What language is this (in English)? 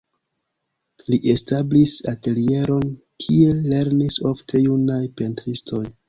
Esperanto